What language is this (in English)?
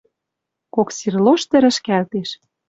Western Mari